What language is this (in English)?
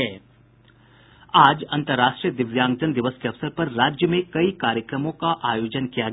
Hindi